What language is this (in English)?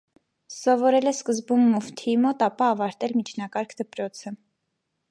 Armenian